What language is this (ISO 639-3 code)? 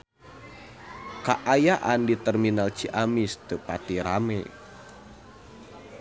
sun